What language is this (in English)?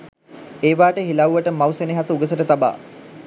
Sinhala